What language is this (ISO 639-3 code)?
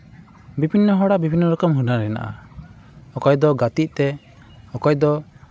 sat